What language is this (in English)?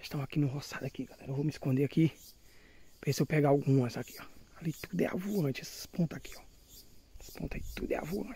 Portuguese